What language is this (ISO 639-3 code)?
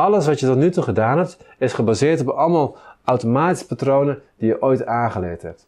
nld